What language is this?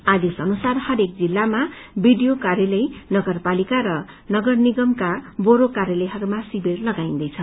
Nepali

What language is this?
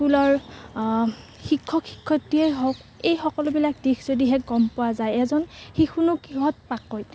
Assamese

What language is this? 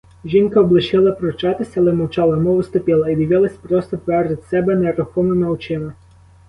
Ukrainian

